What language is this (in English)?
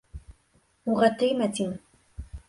Bashkir